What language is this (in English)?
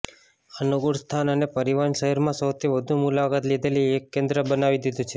Gujarati